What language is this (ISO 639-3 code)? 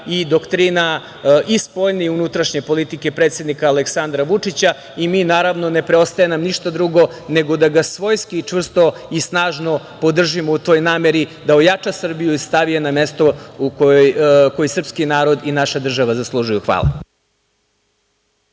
srp